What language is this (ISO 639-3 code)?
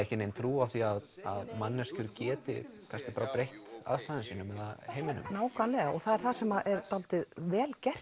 isl